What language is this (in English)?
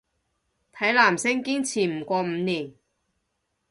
Cantonese